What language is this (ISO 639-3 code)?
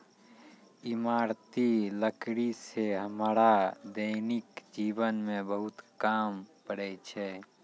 mai